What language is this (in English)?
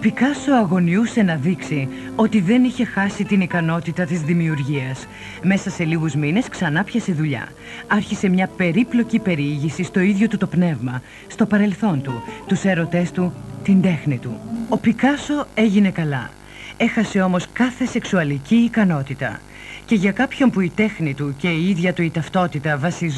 Greek